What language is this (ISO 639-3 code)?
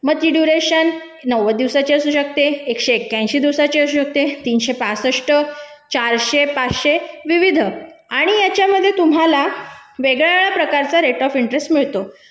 mar